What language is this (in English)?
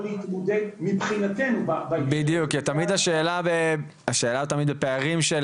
Hebrew